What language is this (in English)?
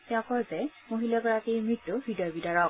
Assamese